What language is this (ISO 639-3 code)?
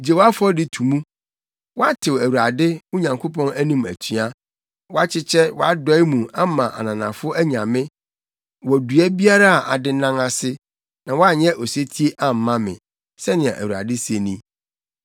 aka